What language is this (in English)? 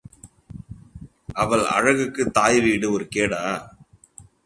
Tamil